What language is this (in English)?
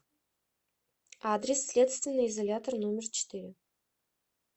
Russian